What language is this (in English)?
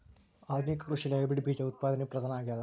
Kannada